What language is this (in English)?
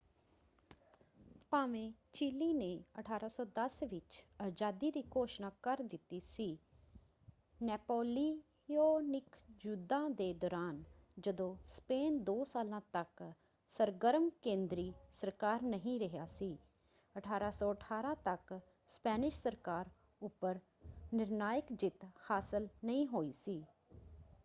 Punjabi